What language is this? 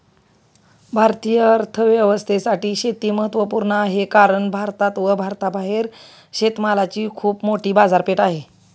Marathi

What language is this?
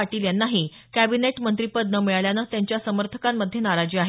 Marathi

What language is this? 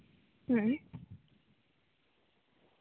Santali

